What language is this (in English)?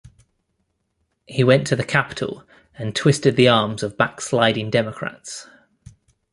English